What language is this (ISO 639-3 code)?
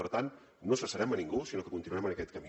cat